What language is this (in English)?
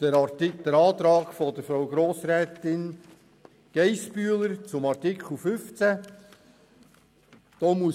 Swiss German